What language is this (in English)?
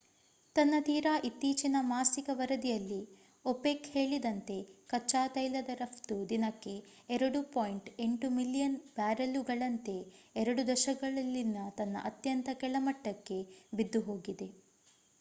Kannada